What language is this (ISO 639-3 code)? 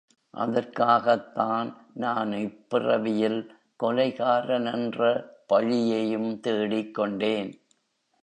tam